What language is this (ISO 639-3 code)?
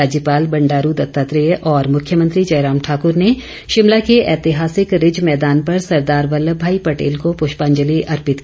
hin